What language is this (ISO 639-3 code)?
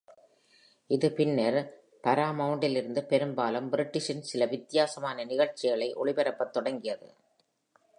tam